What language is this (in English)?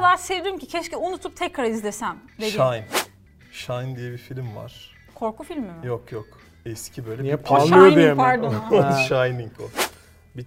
Turkish